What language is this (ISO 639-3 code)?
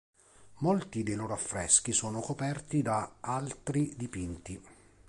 ita